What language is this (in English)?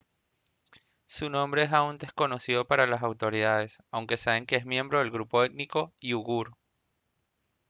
Spanish